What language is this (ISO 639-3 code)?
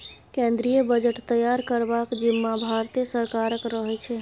mai